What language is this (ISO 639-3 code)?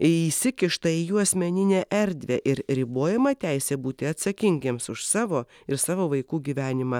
lit